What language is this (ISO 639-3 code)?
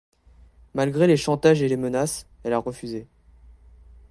fra